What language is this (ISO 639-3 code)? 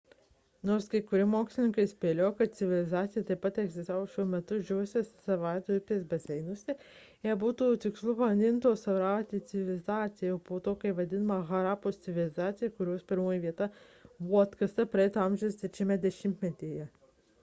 lit